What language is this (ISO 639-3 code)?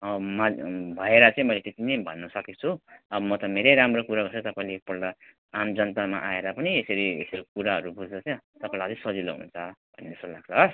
nep